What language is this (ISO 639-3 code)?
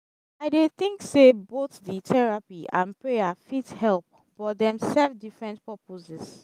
pcm